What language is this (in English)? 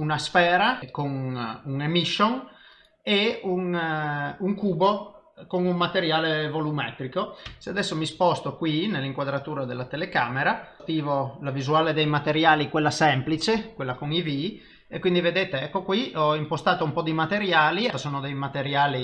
Italian